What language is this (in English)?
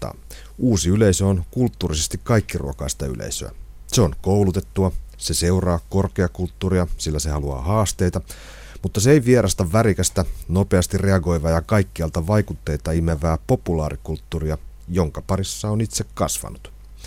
Finnish